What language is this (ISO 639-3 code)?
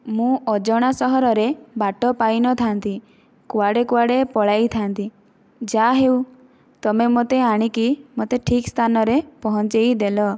ori